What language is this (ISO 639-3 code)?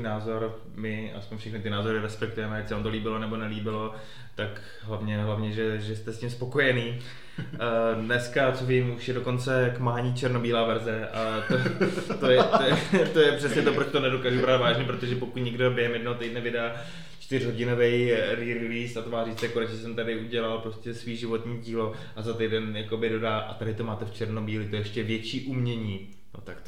ces